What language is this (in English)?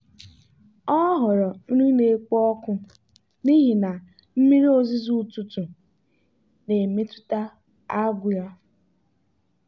Igbo